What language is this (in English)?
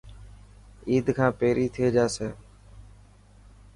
Dhatki